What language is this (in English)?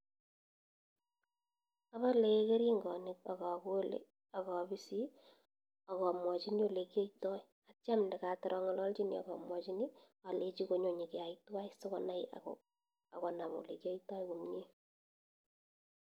Kalenjin